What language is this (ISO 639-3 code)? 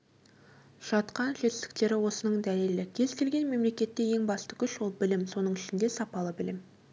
kaz